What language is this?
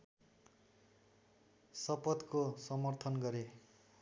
Nepali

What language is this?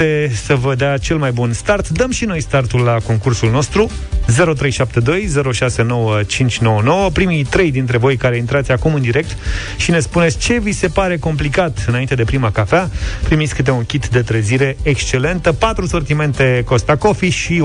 Romanian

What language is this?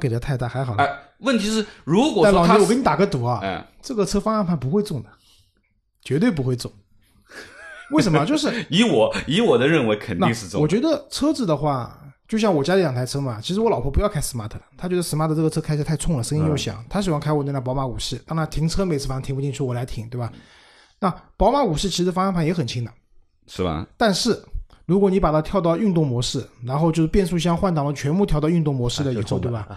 Chinese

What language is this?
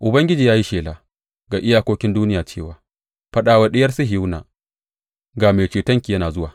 Hausa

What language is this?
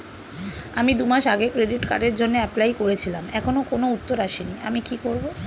Bangla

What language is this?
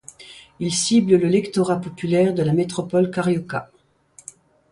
French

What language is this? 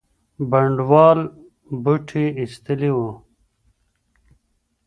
Pashto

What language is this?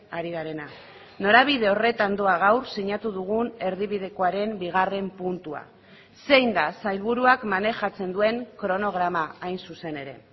Basque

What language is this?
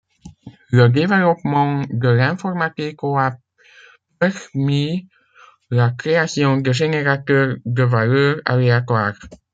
French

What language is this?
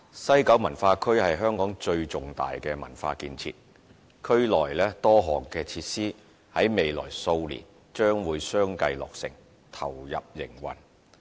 Cantonese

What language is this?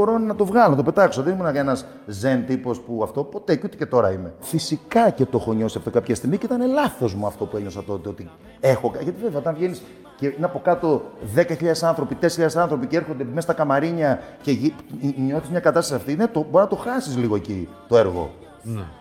Greek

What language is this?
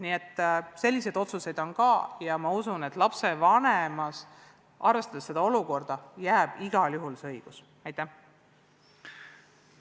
Estonian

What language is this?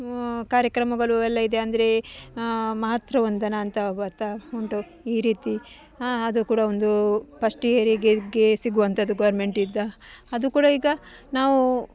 Kannada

